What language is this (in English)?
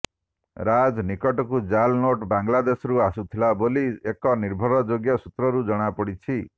Odia